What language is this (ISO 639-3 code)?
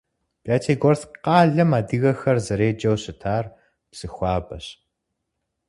kbd